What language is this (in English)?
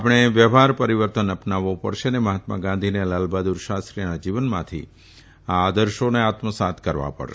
Gujarati